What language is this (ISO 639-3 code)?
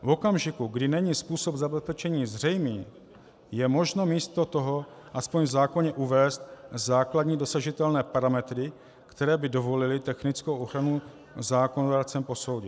ces